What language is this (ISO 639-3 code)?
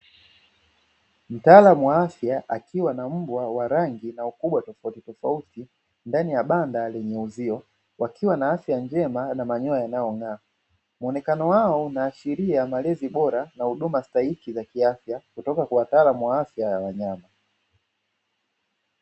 swa